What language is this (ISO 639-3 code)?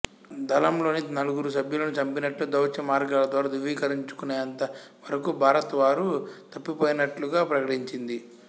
tel